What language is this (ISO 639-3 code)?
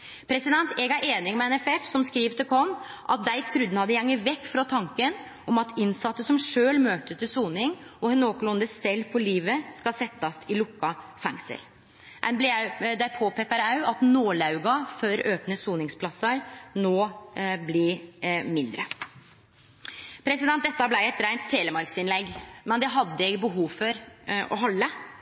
nno